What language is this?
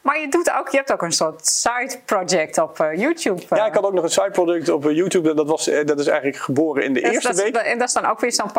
Dutch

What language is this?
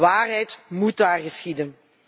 Dutch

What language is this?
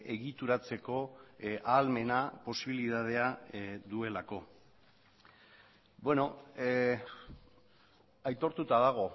Basque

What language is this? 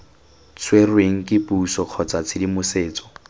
Tswana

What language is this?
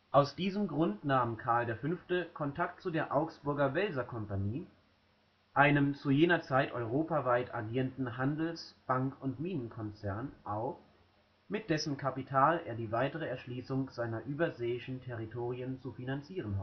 German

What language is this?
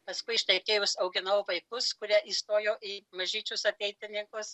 Lithuanian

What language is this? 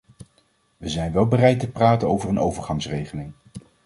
Dutch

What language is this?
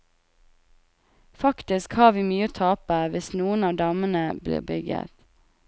Norwegian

